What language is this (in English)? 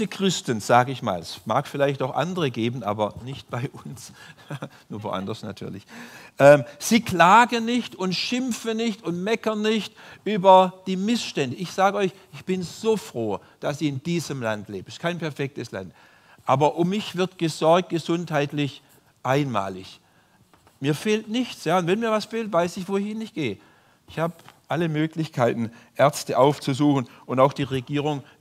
German